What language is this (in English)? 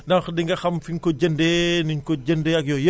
Wolof